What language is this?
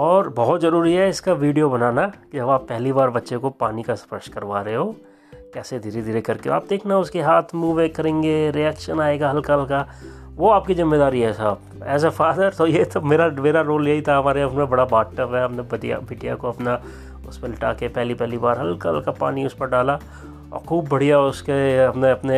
Hindi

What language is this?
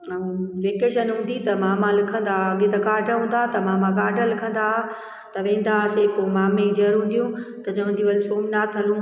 Sindhi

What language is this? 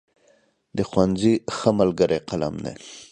Pashto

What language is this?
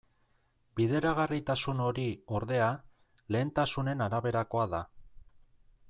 Basque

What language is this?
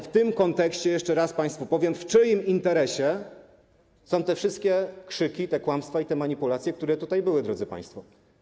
Polish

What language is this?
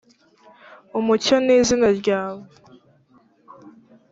Kinyarwanda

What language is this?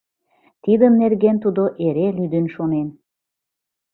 Mari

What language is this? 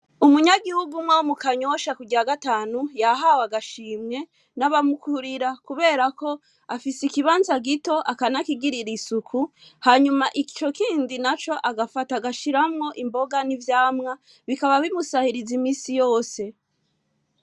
Rundi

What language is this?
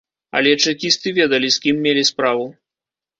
Belarusian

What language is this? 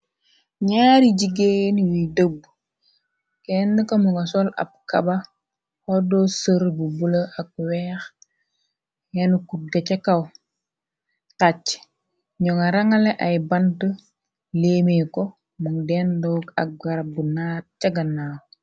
Wolof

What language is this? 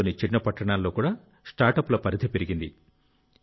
Telugu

